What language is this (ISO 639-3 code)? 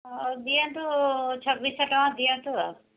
ori